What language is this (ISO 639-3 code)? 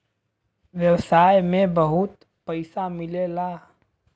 bho